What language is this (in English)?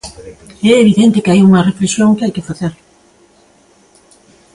Galician